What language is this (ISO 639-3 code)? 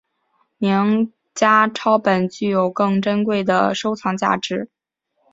zho